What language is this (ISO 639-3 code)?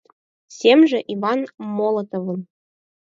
chm